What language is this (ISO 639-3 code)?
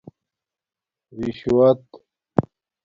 dmk